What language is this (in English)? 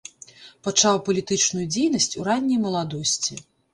Belarusian